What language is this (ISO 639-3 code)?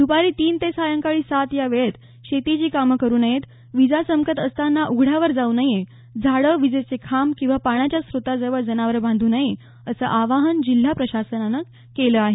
mar